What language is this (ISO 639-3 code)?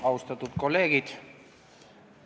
est